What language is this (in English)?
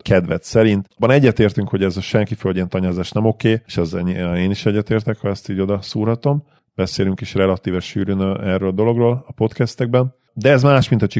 Hungarian